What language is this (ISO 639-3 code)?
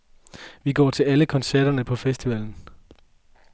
dan